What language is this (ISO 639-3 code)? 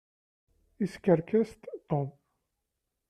kab